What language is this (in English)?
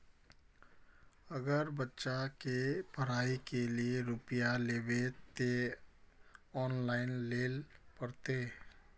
Magahi